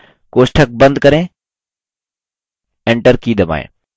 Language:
Hindi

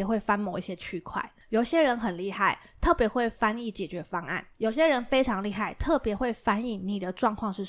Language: Chinese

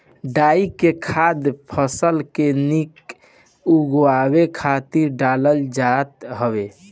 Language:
Bhojpuri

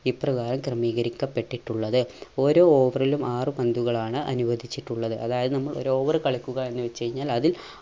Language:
Malayalam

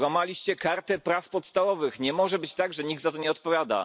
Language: Polish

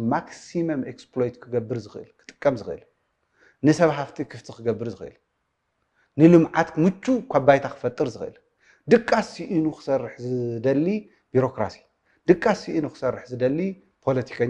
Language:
Arabic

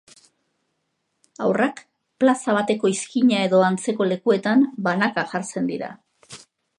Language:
Basque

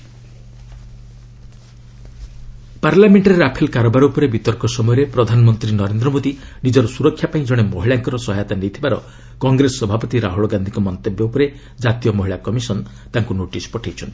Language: Odia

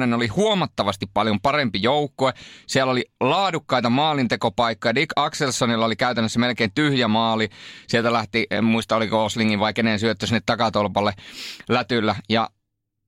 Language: Finnish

